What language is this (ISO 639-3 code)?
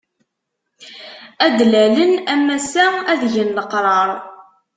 kab